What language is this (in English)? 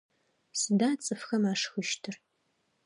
Adyghe